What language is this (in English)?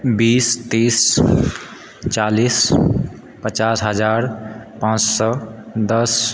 Maithili